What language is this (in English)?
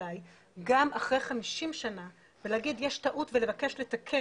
Hebrew